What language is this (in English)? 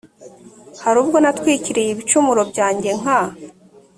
Kinyarwanda